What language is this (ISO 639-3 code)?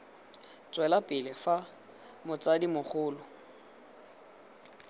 tsn